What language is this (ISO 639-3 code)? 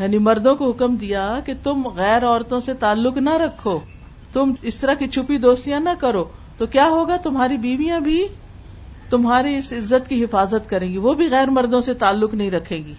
urd